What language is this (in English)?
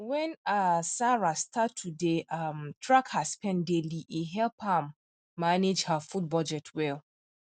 Nigerian Pidgin